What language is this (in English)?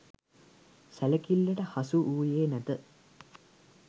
Sinhala